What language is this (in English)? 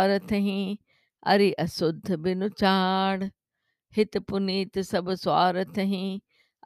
Hindi